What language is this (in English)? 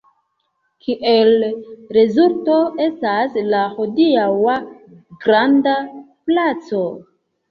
Esperanto